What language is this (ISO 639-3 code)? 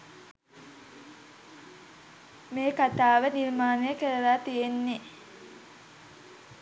sin